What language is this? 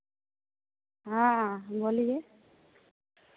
Hindi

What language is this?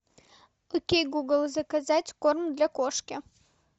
Russian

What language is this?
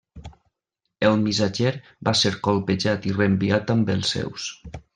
Catalan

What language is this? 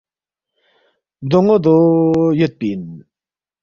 Balti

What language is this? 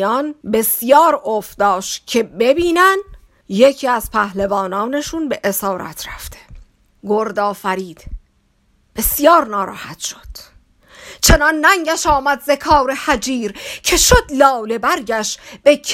Persian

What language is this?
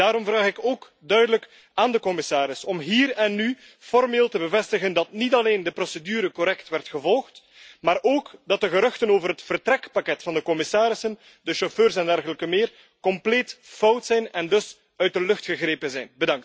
Dutch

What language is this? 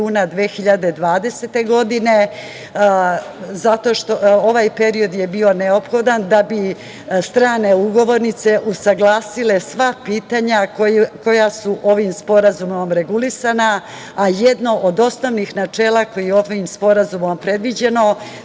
Serbian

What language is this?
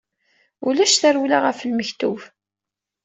Kabyle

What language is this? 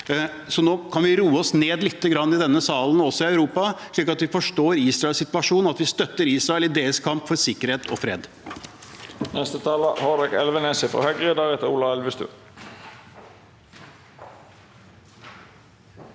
Norwegian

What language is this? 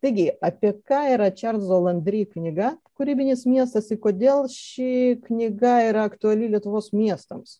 Lithuanian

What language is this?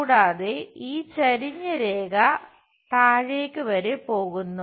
Malayalam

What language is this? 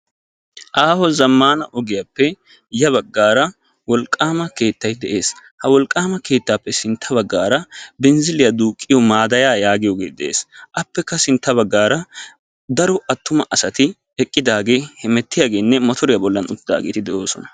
Wolaytta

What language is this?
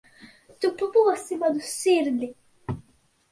Latvian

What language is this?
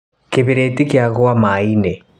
Kikuyu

